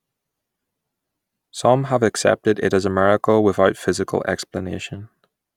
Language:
English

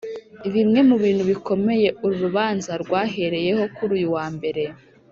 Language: Kinyarwanda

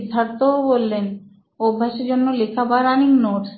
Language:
Bangla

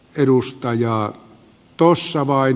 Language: Finnish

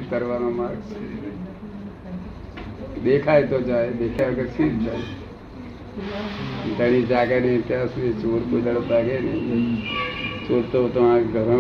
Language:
Gujarati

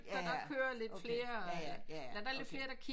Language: Danish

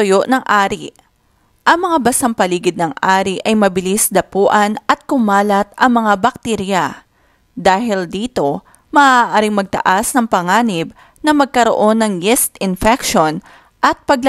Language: Filipino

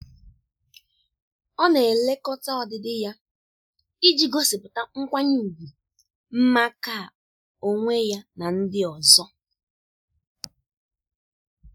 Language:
Igbo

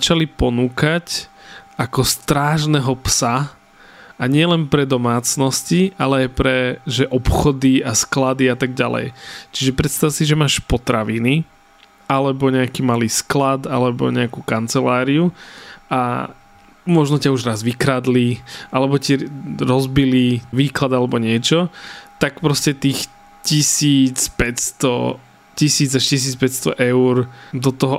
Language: Slovak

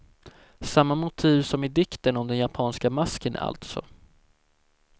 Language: Swedish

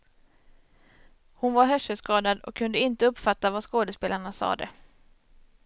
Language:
Swedish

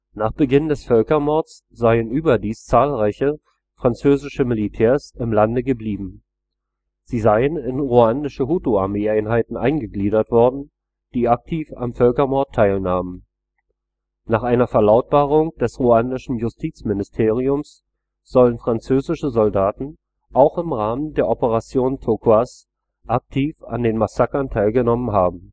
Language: German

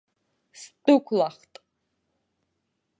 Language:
Abkhazian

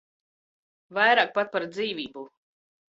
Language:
Latvian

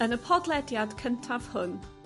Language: Welsh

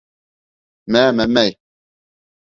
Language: Bashkir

